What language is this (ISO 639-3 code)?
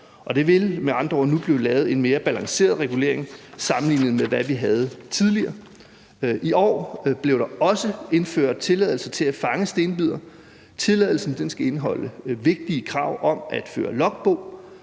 dan